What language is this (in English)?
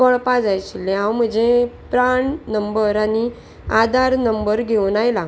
Konkani